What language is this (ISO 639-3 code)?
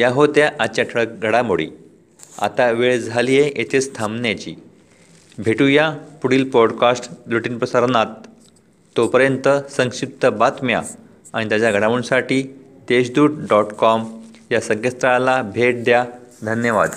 mar